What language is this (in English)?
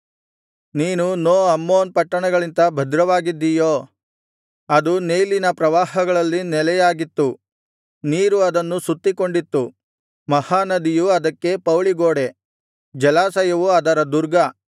Kannada